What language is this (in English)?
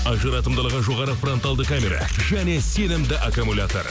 Kazakh